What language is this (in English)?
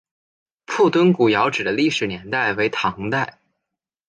Chinese